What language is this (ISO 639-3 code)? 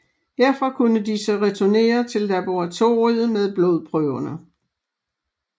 dan